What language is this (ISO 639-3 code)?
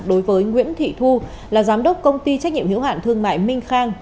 vie